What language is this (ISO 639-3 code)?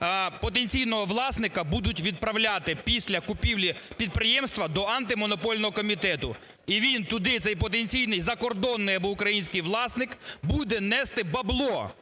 ukr